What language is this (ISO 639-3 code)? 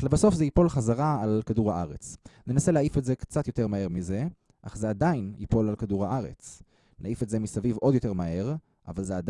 heb